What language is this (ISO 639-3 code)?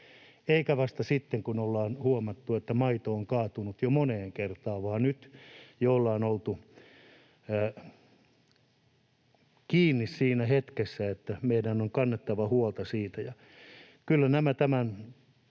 fin